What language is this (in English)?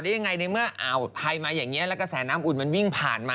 Thai